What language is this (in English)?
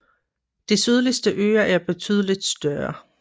Danish